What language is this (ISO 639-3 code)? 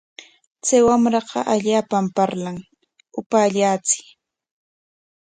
qwa